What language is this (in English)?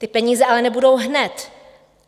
Czech